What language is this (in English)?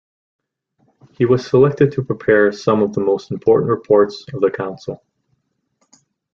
English